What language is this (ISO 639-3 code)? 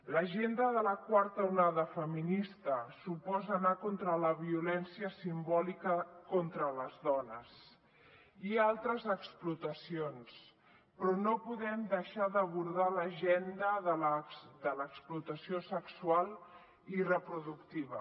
cat